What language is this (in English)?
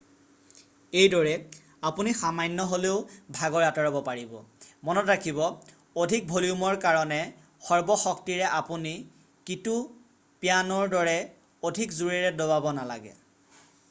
Assamese